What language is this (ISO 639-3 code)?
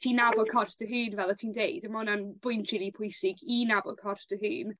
cym